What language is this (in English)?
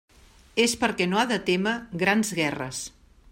Catalan